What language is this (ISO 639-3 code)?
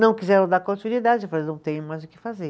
por